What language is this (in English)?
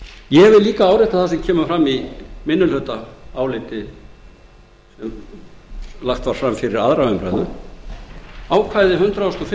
Icelandic